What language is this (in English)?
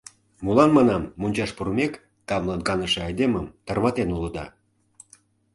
Mari